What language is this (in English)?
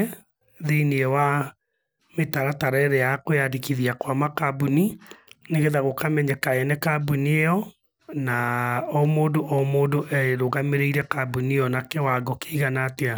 Kikuyu